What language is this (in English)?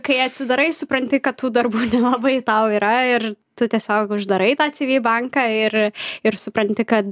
Lithuanian